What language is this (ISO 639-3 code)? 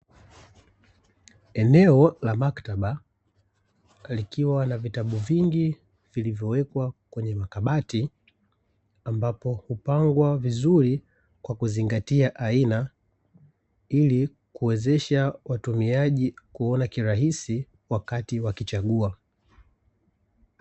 swa